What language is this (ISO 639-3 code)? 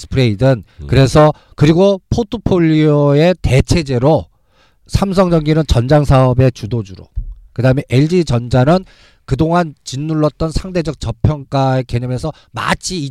kor